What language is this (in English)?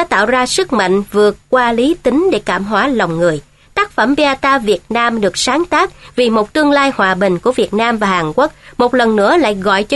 Vietnamese